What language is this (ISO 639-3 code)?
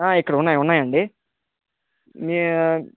tel